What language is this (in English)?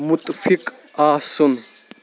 Kashmiri